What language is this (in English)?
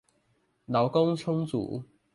Chinese